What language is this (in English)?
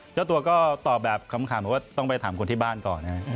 Thai